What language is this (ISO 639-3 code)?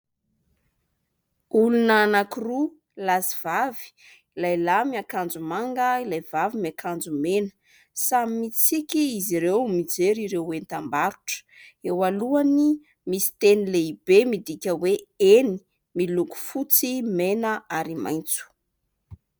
mlg